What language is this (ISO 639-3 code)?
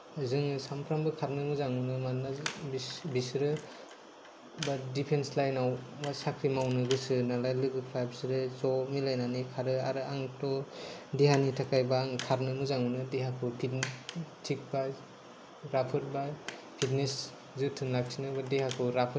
brx